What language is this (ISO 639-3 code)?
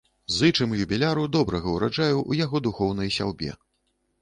bel